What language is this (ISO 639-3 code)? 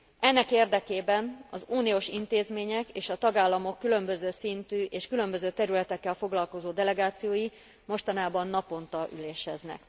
hun